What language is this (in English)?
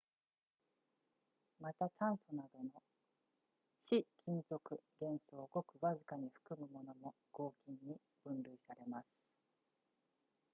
Japanese